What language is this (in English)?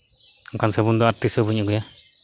Santali